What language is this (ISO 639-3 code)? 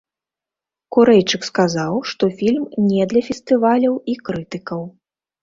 bel